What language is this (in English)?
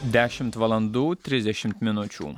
Lithuanian